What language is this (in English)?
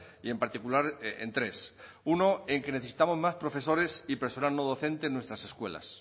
Spanish